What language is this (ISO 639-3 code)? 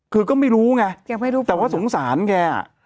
tha